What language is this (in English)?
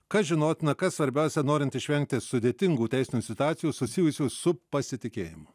Lithuanian